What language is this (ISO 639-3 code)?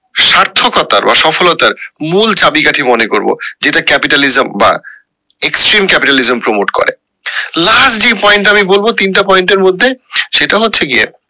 ben